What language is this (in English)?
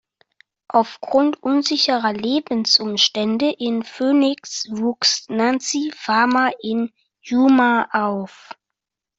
German